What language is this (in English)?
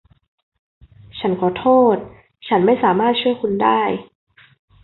Thai